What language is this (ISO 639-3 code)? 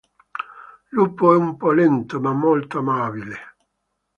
ita